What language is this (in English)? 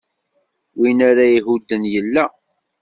Kabyle